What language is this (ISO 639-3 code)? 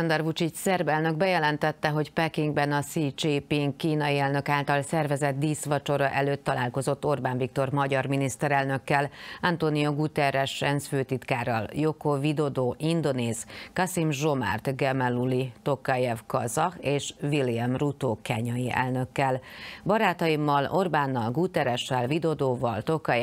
hun